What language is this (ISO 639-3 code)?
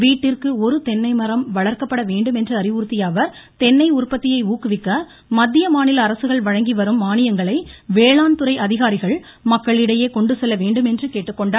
tam